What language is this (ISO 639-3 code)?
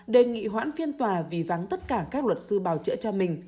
vie